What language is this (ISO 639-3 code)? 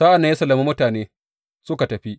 hau